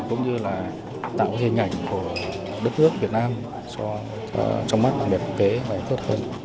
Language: Vietnamese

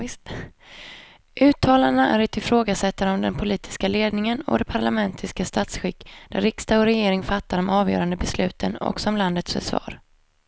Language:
Swedish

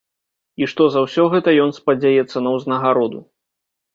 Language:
Belarusian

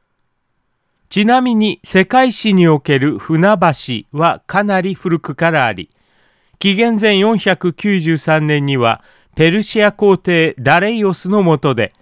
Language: Japanese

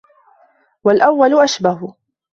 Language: Arabic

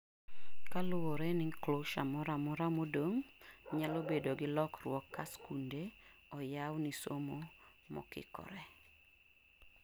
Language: Luo (Kenya and Tanzania)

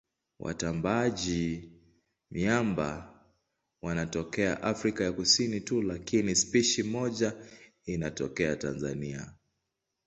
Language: Swahili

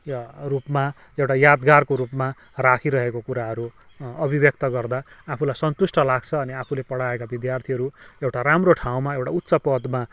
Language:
Nepali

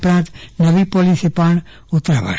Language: Gujarati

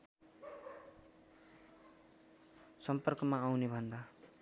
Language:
Nepali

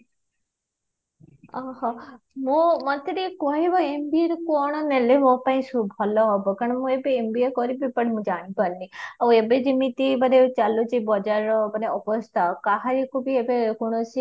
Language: Odia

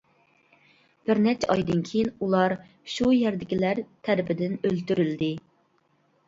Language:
Uyghur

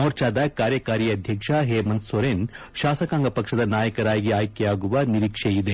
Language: Kannada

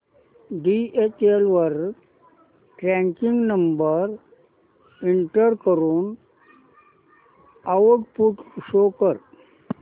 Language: Marathi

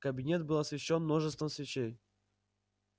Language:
Russian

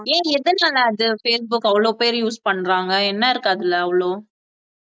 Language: Tamil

